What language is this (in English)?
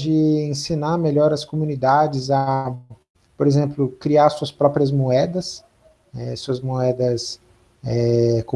Portuguese